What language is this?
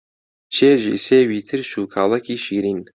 Central Kurdish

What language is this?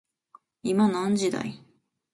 Japanese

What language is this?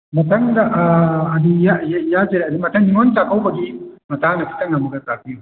Manipuri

